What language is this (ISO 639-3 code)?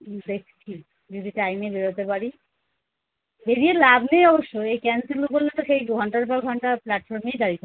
ben